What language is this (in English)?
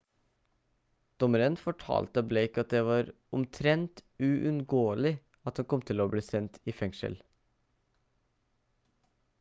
Norwegian Bokmål